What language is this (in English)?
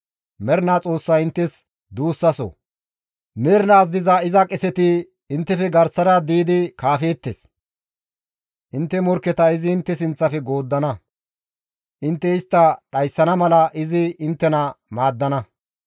Gamo